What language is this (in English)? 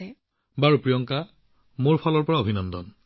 Assamese